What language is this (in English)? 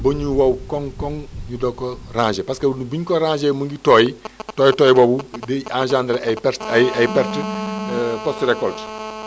Wolof